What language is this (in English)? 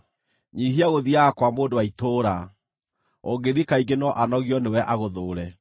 Kikuyu